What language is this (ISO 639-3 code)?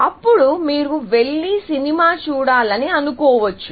tel